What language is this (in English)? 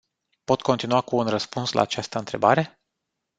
Romanian